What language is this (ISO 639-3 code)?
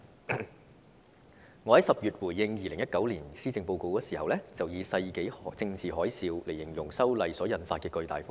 yue